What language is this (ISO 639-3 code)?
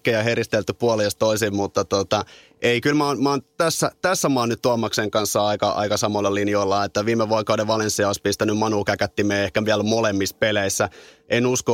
fin